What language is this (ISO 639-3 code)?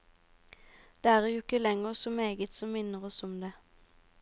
nor